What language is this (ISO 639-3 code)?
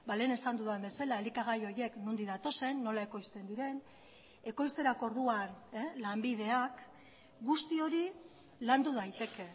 eus